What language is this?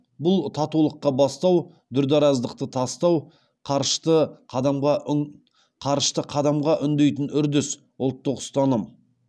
Kazakh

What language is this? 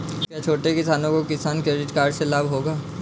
Hindi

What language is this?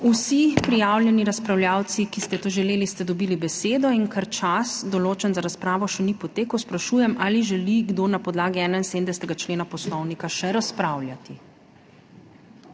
Slovenian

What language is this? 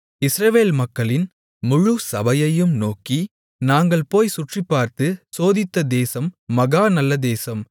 Tamil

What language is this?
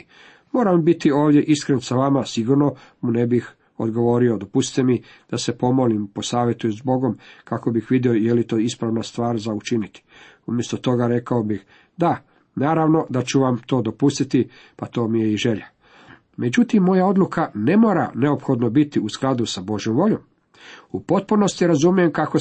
Croatian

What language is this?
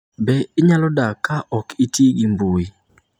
Luo (Kenya and Tanzania)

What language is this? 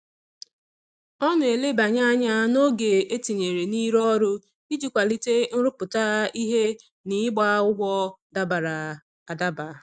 Igbo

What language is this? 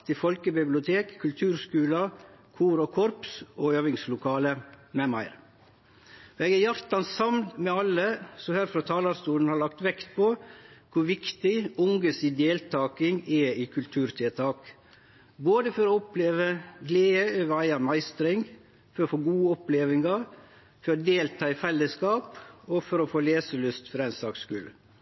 Norwegian Nynorsk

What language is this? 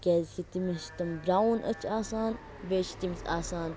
Kashmiri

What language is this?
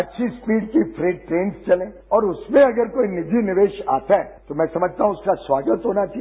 Hindi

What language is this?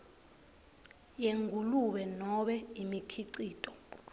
Swati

